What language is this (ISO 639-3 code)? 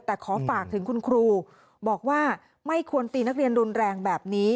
tha